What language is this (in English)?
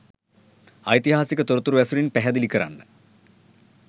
Sinhala